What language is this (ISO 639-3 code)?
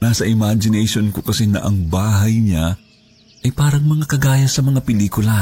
fil